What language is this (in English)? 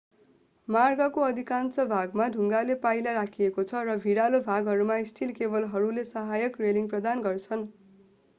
Nepali